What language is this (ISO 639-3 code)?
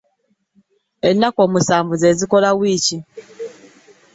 lug